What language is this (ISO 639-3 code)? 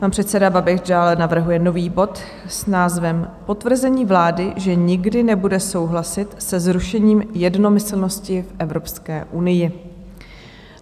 ces